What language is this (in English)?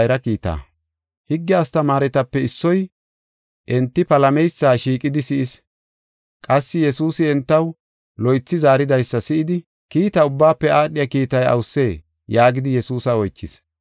Gofa